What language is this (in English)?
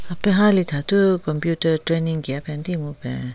Southern Rengma Naga